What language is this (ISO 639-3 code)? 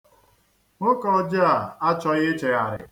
ibo